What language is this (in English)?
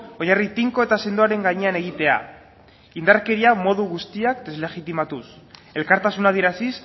Basque